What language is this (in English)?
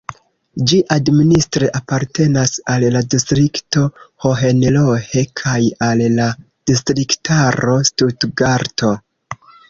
Esperanto